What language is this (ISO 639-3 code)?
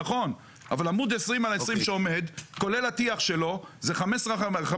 heb